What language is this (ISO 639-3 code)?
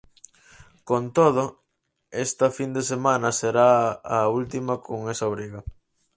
glg